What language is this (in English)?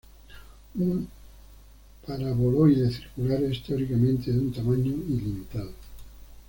Spanish